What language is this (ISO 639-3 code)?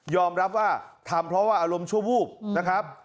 tha